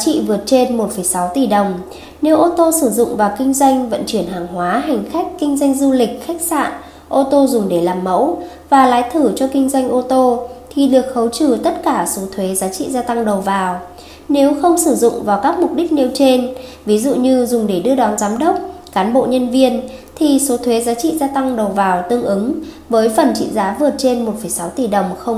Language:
Vietnamese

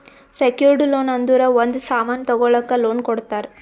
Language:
Kannada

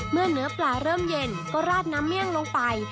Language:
Thai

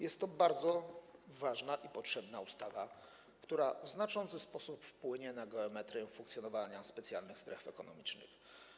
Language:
Polish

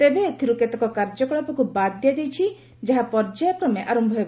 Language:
Odia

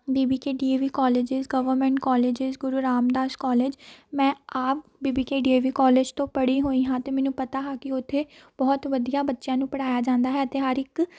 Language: Punjabi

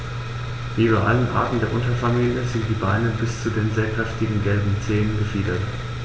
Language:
German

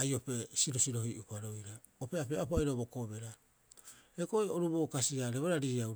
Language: Rapoisi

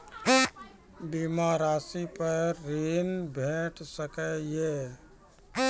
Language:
Maithili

